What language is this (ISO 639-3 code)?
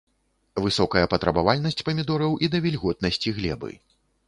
bel